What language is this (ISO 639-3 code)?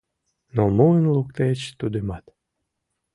chm